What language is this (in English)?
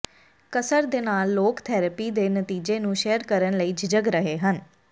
Punjabi